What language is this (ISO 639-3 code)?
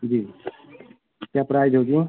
hin